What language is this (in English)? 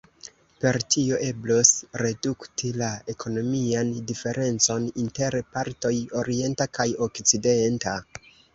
Esperanto